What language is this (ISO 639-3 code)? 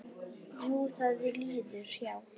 isl